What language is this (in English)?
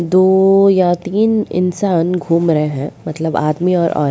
Hindi